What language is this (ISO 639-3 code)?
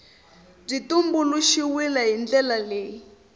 tso